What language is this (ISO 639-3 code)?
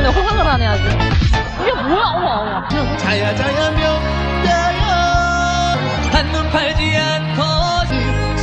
kor